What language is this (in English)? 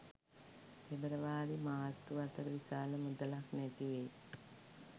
Sinhala